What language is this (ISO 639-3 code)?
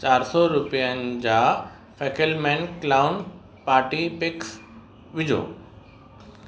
snd